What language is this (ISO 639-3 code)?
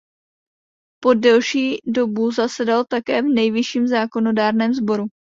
ces